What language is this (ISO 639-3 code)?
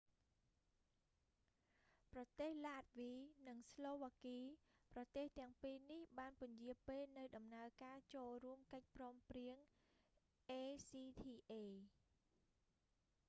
khm